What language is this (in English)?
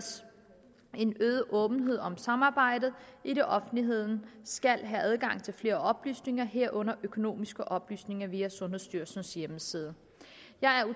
Danish